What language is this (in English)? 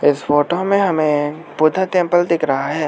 Hindi